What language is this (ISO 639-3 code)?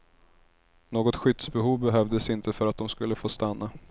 swe